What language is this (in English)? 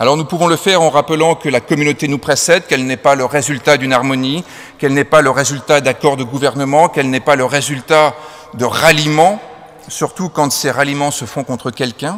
French